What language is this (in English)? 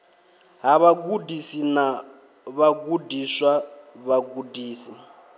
Venda